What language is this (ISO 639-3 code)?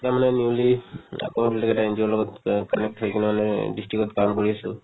asm